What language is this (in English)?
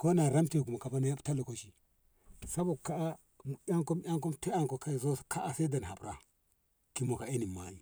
Ngamo